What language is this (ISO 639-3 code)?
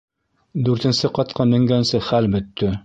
bak